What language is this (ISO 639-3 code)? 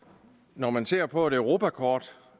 dan